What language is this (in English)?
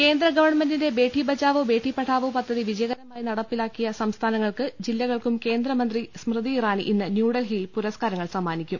Malayalam